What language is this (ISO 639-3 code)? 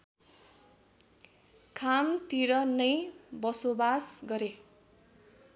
nep